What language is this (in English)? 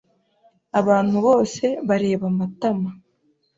Kinyarwanda